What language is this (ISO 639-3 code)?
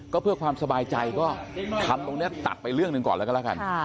tha